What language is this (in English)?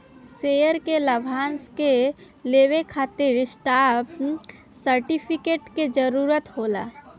Bhojpuri